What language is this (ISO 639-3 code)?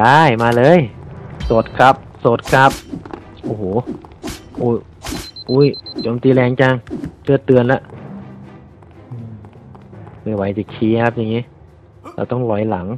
tha